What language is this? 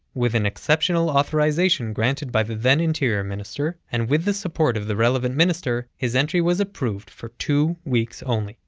English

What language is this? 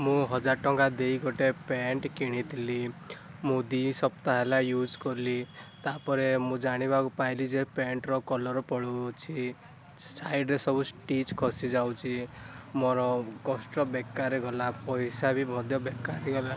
Odia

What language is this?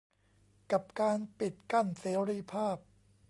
Thai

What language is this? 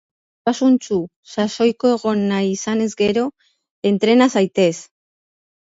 Basque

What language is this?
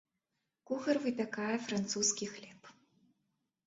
Belarusian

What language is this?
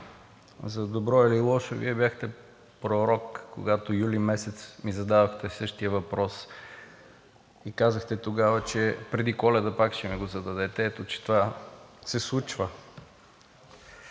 Bulgarian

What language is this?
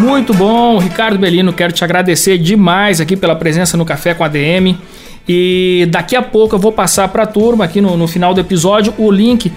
Portuguese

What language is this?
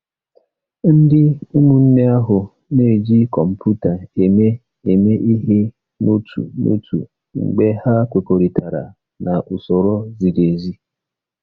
Igbo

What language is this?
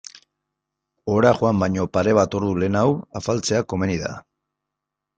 Basque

